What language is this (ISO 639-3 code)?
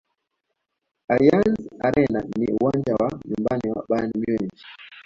swa